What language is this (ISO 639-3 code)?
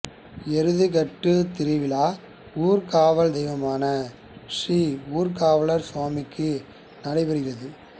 tam